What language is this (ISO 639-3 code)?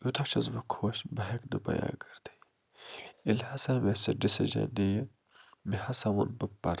kas